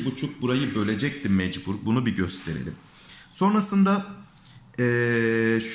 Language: Turkish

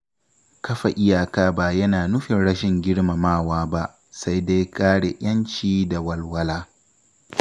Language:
Hausa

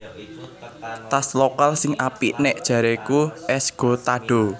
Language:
Javanese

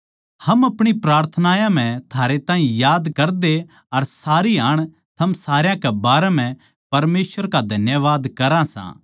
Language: Haryanvi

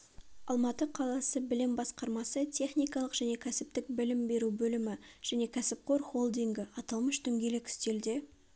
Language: Kazakh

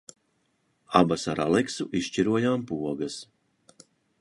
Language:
Latvian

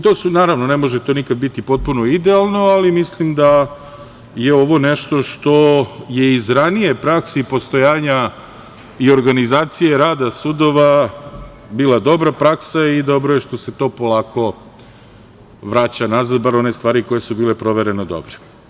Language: Serbian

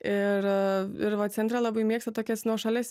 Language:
Lithuanian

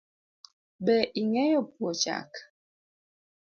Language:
Luo (Kenya and Tanzania)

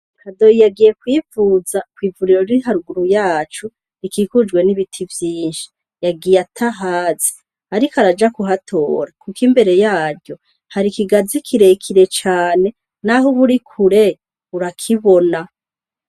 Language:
Rundi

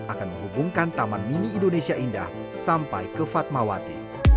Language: Indonesian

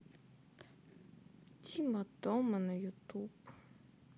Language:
Russian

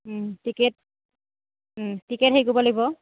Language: Assamese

